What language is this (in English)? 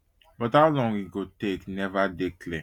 Nigerian Pidgin